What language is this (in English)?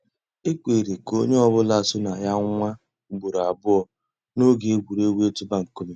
Igbo